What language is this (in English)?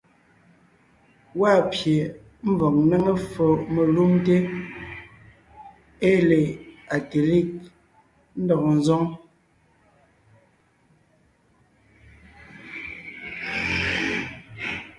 Ngiemboon